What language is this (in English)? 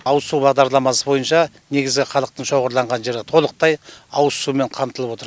Kazakh